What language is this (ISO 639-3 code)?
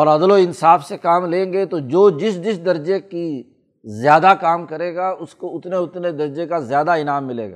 urd